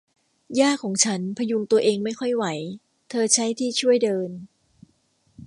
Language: Thai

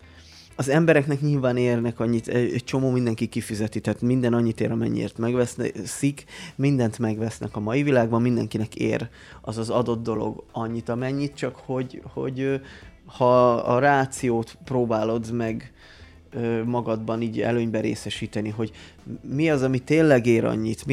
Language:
Hungarian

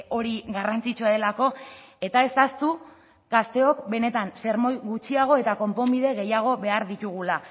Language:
Basque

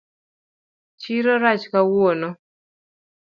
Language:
Luo (Kenya and Tanzania)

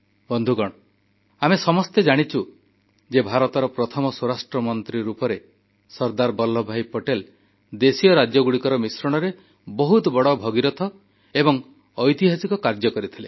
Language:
Odia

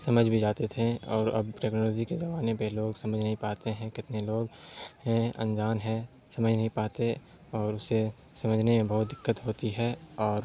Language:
Urdu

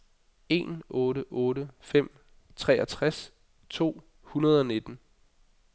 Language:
Danish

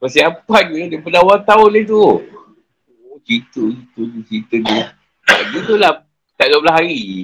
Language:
Malay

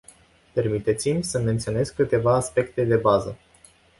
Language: Romanian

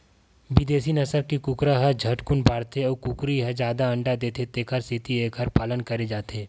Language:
Chhattisgarhi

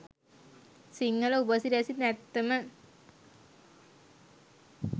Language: Sinhala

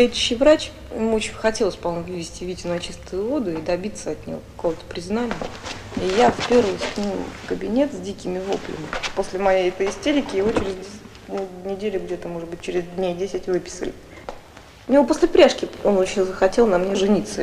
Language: Russian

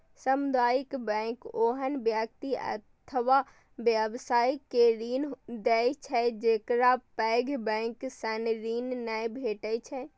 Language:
Maithili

